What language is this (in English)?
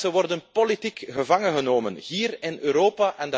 Dutch